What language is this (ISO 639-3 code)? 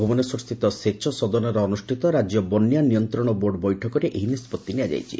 ori